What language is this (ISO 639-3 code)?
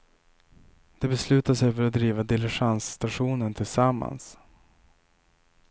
swe